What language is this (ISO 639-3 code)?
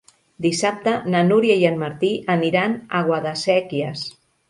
cat